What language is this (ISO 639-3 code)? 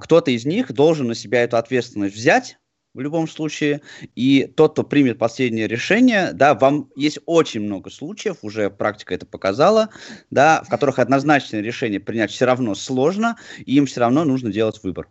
rus